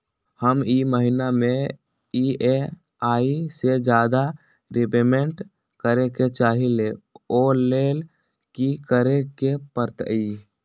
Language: Magahi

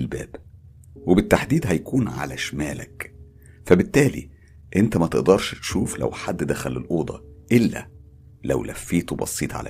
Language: Arabic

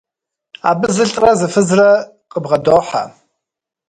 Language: Kabardian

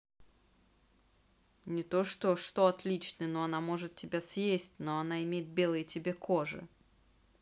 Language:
Russian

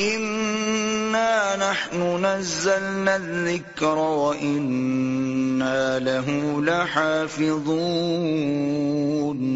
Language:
Urdu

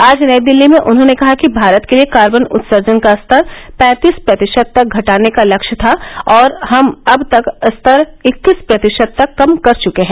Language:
Hindi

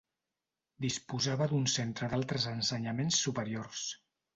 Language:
Catalan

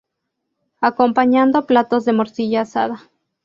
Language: Spanish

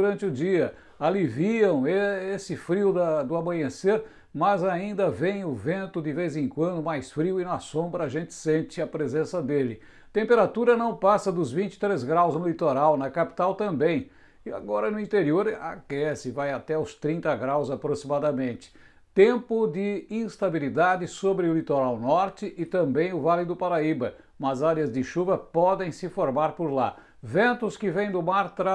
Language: Portuguese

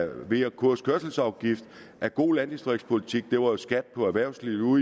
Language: Danish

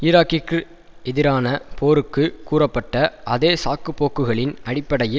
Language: Tamil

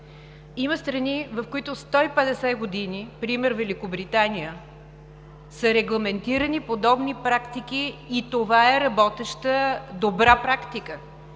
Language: Bulgarian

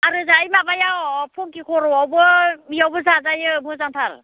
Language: Bodo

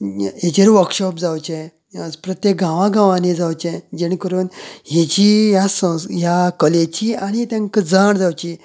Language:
Konkani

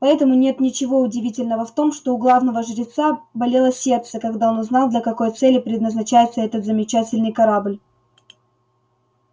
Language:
Russian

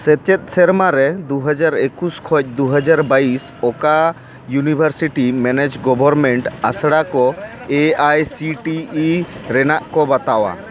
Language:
Santali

